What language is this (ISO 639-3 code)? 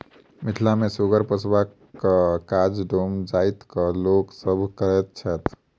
mai